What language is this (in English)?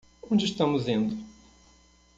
Portuguese